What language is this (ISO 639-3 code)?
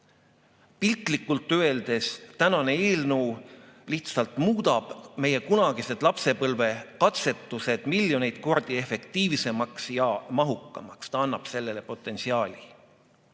est